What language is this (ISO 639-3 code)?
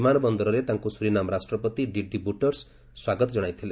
ori